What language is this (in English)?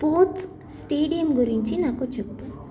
Telugu